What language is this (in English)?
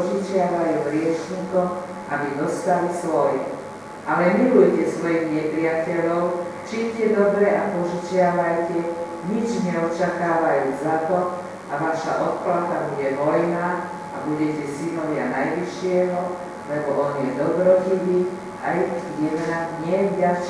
Slovak